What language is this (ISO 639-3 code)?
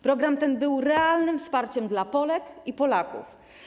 pol